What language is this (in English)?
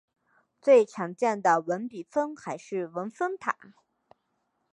Chinese